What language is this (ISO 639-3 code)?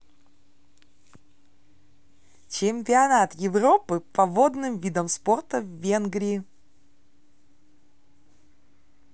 rus